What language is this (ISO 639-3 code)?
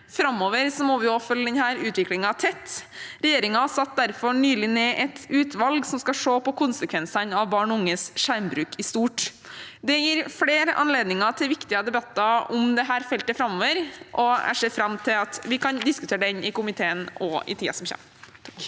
nor